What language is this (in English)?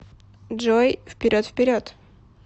Russian